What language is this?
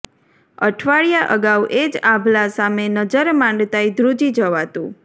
Gujarati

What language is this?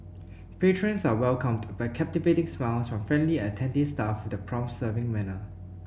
English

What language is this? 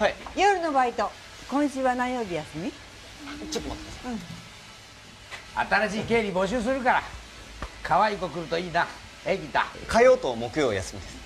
Japanese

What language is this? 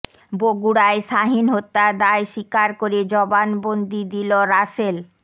Bangla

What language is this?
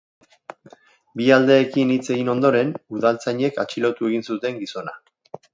Basque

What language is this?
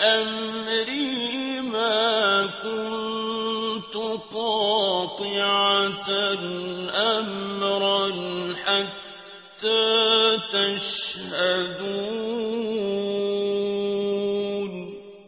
Arabic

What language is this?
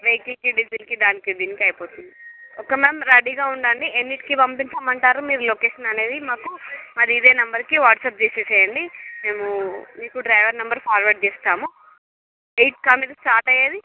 Telugu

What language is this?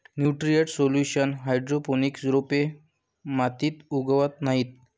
Marathi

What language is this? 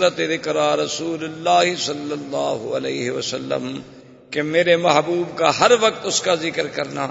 Urdu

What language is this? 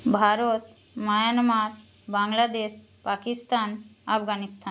Bangla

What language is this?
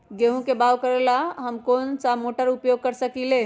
Magahi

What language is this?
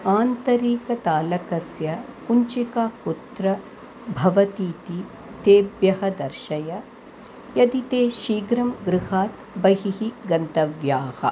Sanskrit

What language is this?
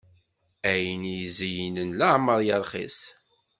Kabyle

